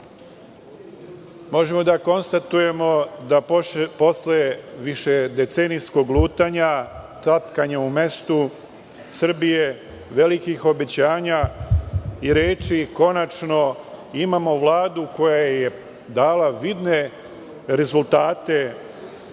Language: Serbian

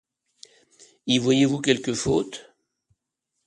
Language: French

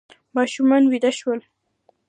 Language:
Pashto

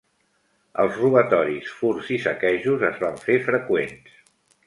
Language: Catalan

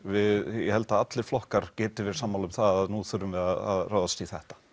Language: Icelandic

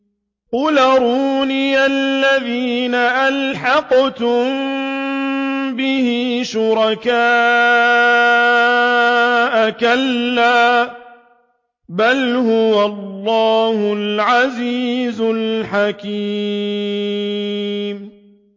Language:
Arabic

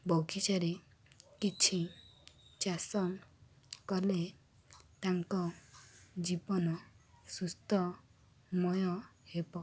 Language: Odia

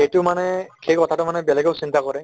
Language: Assamese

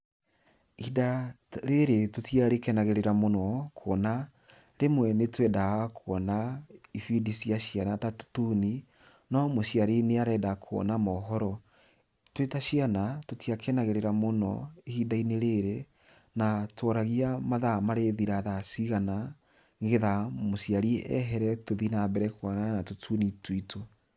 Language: Kikuyu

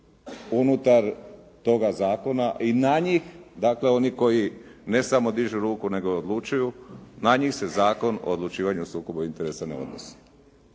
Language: Croatian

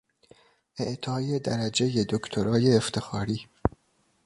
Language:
Persian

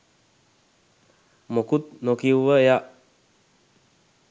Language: Sinhala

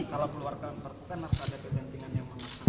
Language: Indonesian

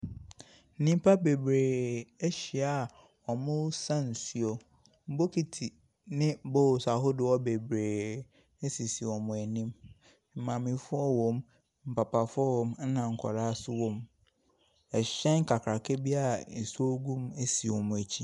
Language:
Akan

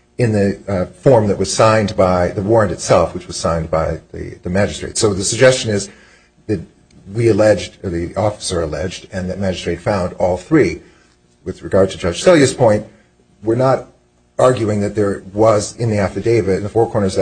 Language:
English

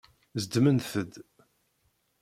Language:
Kabyle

